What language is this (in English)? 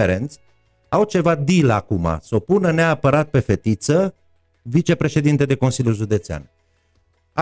Romanian